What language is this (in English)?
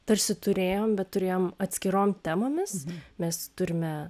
Lithuanian